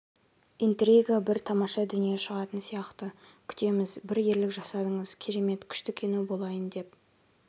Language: Kazakh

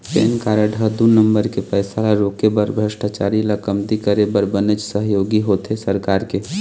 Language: Chhattisgarhi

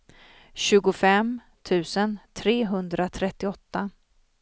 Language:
Swedish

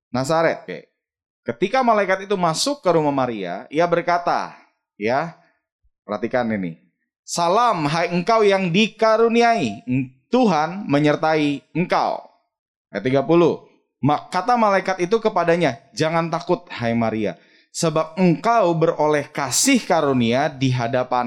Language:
Indonesian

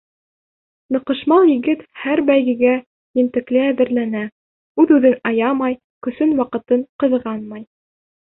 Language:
Bashkir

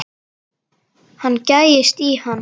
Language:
Icelandic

